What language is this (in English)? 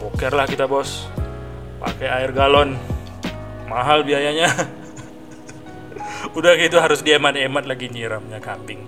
Indonesian